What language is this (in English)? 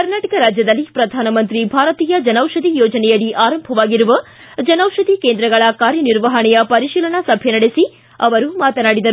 Kannada